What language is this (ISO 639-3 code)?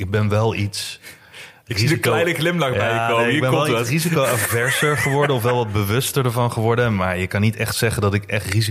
nld